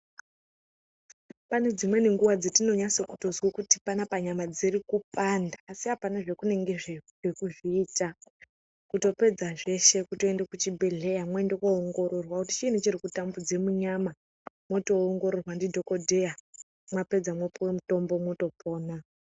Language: Ndau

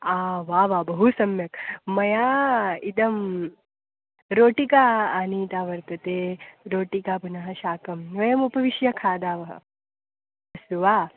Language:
Sanskrit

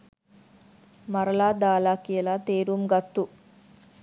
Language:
Sinhala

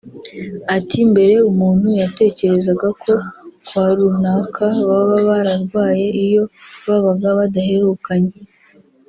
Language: Kinyarwanda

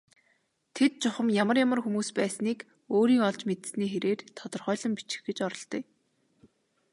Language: Mongolian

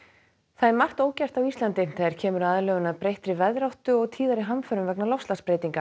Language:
Icelandic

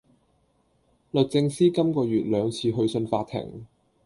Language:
Cantonese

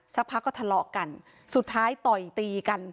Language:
Thai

